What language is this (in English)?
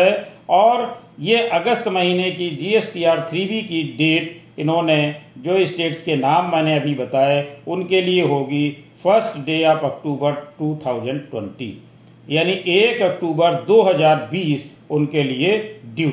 Hindi